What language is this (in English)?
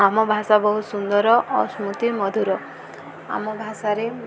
Odia